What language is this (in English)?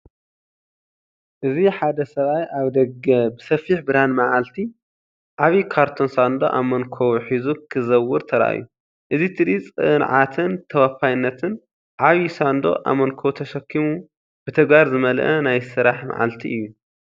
Tigrinya